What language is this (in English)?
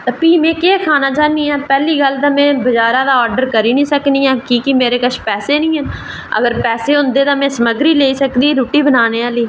Dogri